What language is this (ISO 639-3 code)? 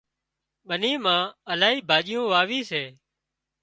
kxp